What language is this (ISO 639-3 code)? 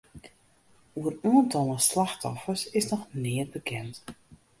fry